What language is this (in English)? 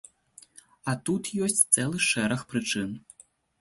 Belarusian